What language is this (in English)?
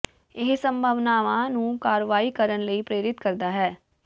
Punjabi